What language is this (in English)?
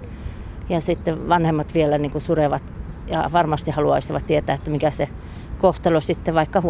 Finnish